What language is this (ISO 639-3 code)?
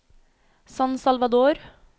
nor